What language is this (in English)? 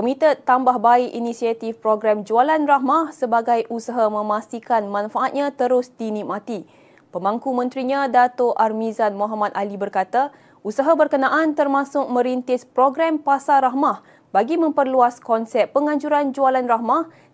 Malay